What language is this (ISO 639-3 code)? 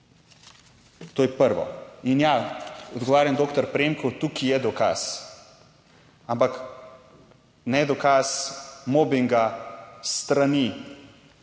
slv